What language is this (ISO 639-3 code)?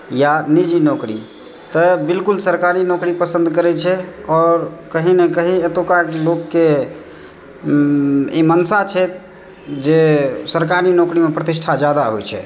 mai